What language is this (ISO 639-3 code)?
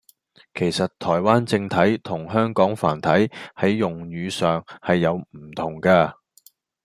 yue